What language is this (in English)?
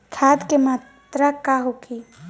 Bhojpuri